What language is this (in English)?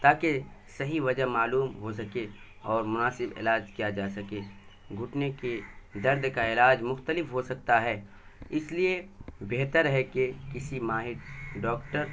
Urdu